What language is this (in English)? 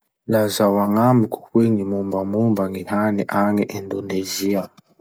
Masikoro Malagasy